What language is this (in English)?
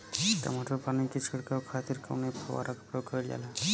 Bhojpuri